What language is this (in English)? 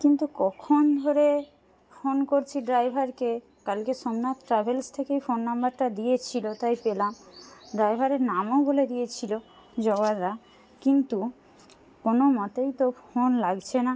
Bangla